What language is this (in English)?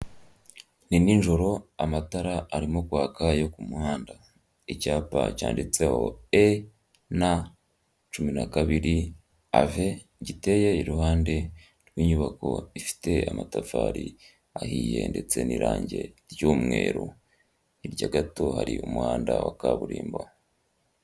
Kinyarwanda